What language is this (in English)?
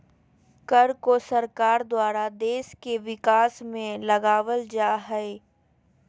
Magahi